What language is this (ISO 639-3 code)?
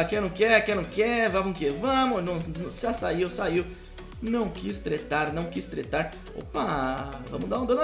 por